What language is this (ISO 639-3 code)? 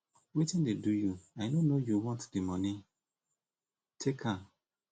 pcm